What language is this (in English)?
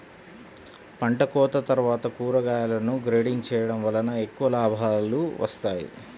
Telugu